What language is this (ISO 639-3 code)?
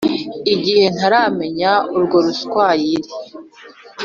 kin